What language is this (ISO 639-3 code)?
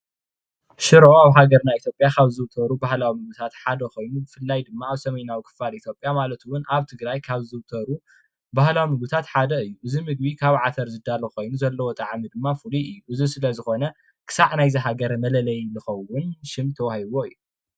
tir